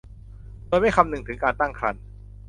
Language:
Thai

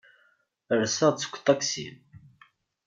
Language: Kabyle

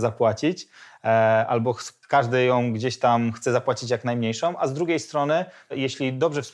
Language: Polish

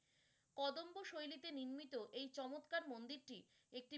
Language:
Bangla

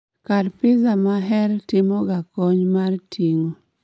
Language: Luo (Kenya and Tanzania)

